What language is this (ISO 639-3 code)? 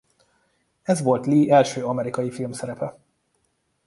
hun